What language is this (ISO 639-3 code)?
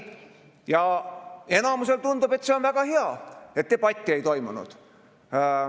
est